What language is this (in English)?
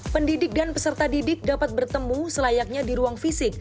Indonesian